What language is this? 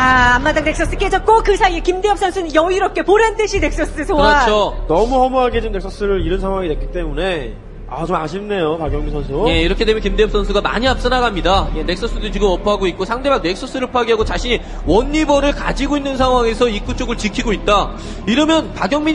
Korean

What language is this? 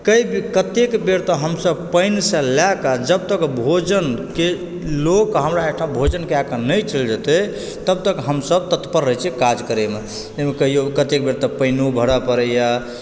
Maithili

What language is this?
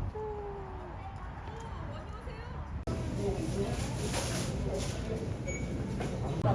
Korean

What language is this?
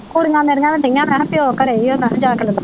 Punjabi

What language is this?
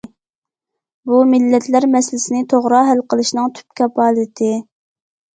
Uyghur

